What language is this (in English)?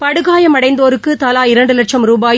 Tamil